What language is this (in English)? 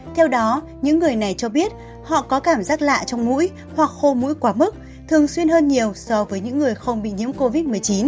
Vietnamese